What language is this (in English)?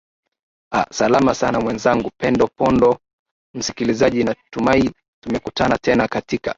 Swahili